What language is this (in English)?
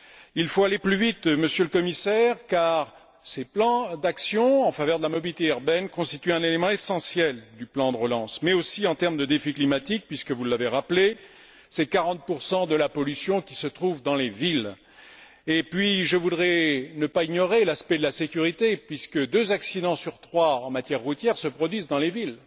French